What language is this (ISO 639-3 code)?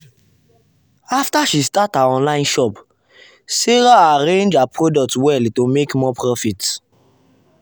pcm